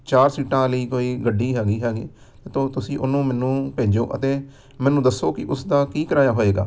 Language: Punjabi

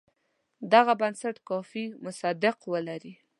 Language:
Pashto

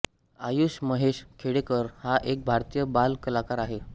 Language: Marathi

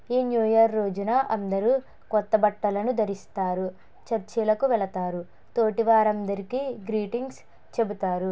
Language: Telugu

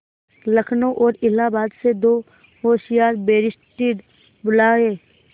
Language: Hindi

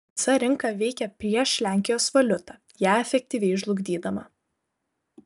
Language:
Lithuanian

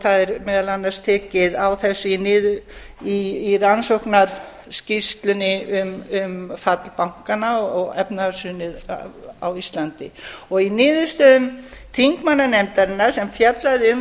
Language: Icelandic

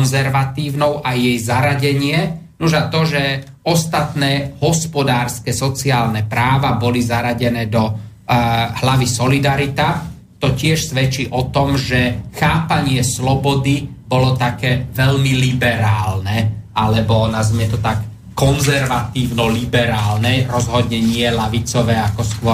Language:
Slovak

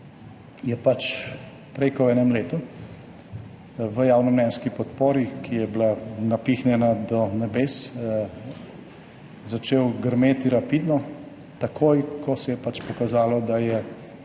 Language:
Slovenian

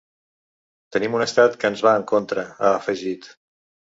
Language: Catalan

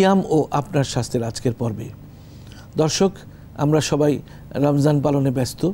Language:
Dutch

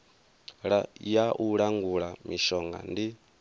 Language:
Venda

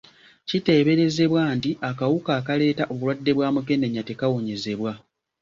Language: Ganda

